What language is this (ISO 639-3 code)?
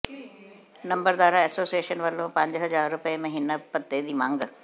pan